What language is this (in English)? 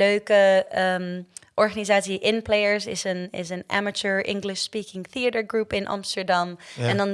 Dutch